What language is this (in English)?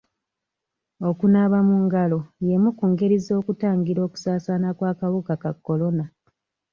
Ganda